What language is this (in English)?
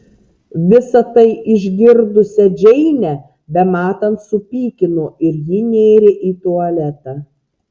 Lithuanian